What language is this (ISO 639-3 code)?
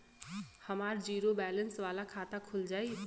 bho